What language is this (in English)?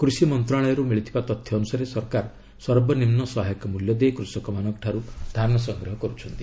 Odia